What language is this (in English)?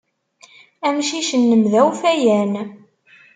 Kabyle